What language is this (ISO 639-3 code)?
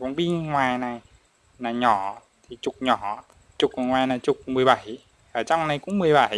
vie